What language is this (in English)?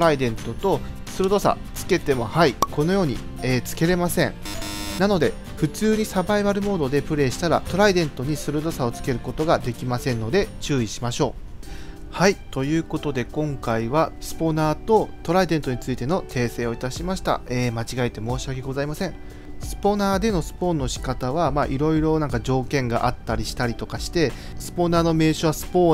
Japanese